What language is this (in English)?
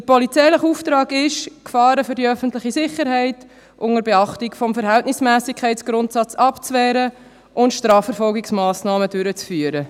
Swiss German